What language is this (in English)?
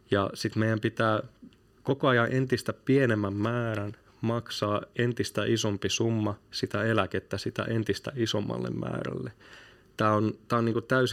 Finnish